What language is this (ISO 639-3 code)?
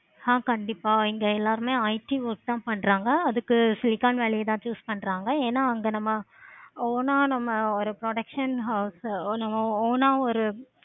tam